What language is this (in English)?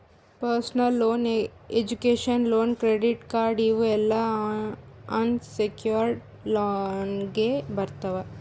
Kannada